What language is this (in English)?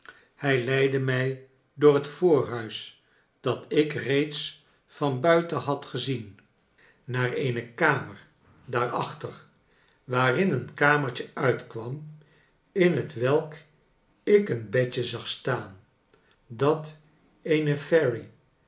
Dutch